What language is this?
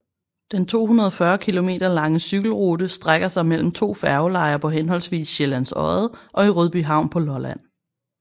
Danish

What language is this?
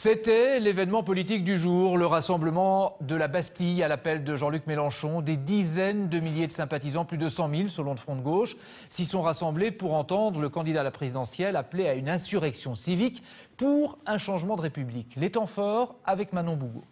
French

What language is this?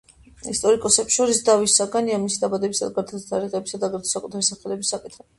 Georgian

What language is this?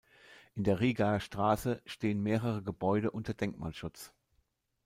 German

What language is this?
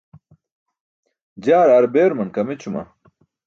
Burushaski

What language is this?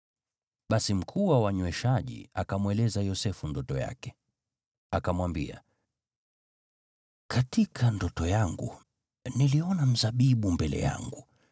Swahili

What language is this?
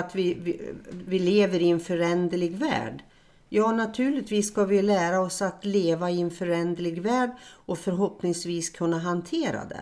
Swedish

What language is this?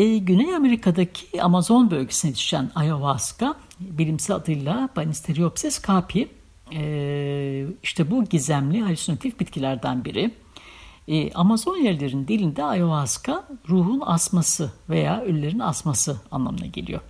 Turkish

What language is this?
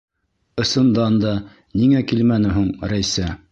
Bashkir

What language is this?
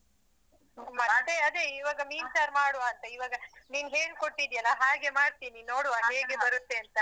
Kannada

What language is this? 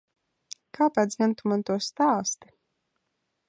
Latvian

